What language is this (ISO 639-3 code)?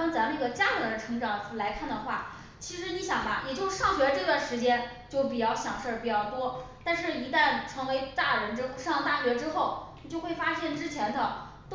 zho